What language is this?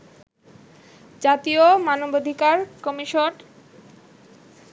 Bangla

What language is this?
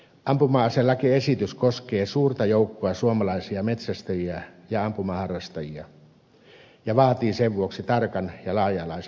Finnish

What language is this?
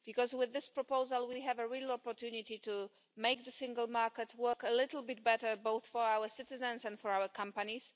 English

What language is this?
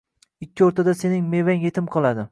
Uzbek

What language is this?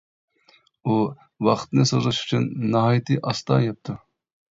Uyghur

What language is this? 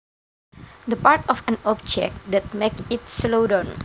Javanese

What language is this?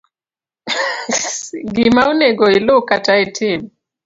Luo (Kenya and Tanzania)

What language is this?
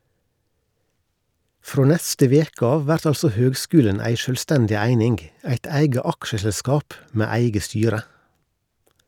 Norwegian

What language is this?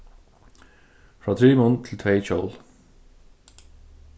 Faroese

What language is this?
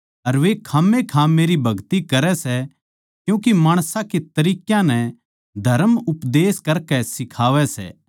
Haryanvi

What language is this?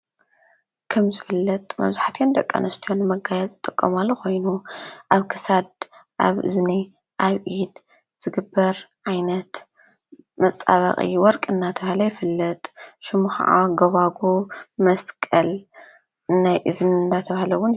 Tigrinya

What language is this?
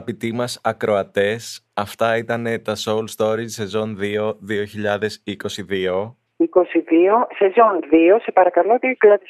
Greek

